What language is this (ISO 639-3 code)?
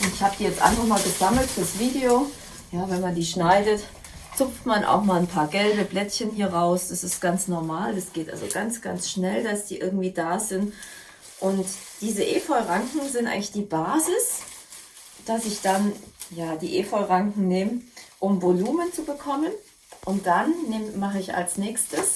deu